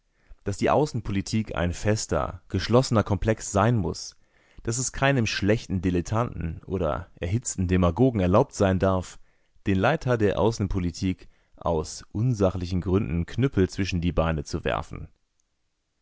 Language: German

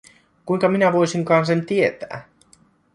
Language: Finnish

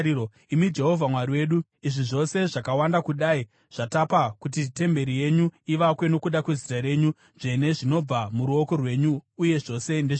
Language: Shona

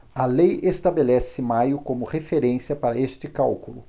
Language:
Portuguese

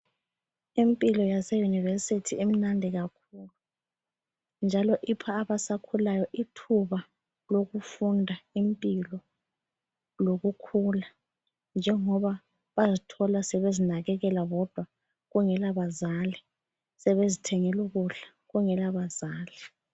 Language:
North Ndebele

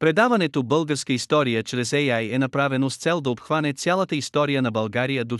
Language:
Bulgarian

